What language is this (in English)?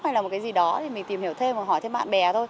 Vietnamese